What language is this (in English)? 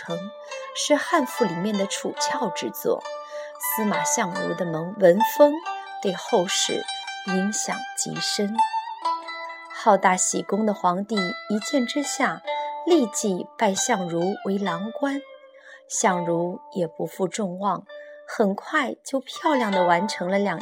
Chinese